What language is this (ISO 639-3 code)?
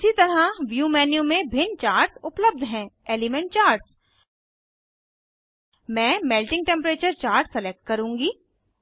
hin